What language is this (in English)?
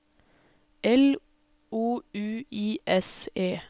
Norwegian